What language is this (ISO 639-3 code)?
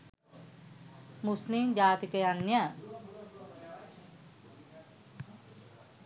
sin